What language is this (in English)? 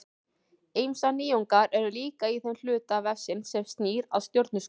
Icelandic